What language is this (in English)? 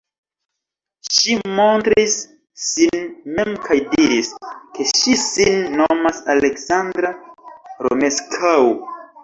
Esperanto